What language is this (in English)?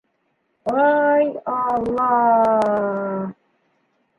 Bashkir